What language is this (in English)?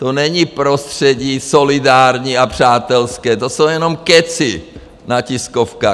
Czech